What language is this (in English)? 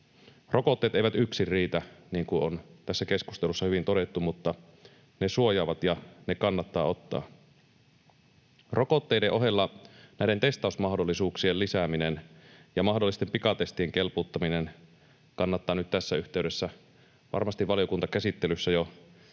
Finnish